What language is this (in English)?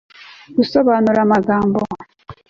Kinyarwanda